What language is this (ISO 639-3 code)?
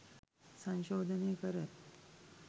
sin